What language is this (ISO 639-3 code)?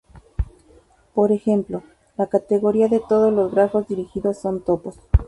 spa